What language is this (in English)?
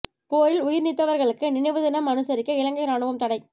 Tamil